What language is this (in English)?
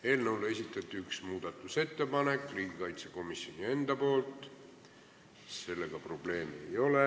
Estonian